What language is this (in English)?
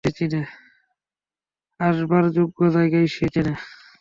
Bangla